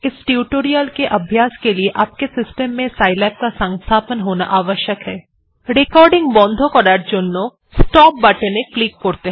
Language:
Bangla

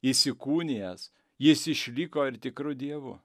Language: Lithuanian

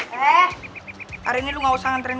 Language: Indonesian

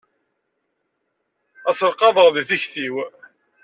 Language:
Kabyle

